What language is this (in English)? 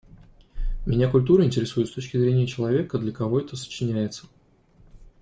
Russian